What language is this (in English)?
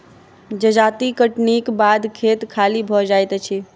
Maithili